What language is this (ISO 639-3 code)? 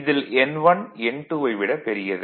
tam